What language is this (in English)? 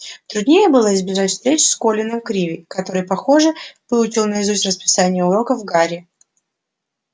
Russian